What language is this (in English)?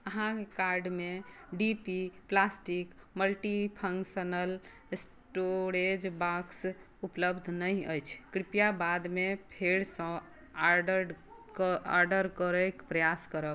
Maithili